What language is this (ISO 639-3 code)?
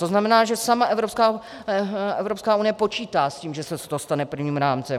ces